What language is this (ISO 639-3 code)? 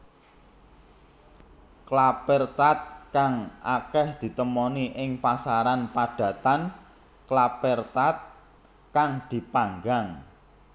jav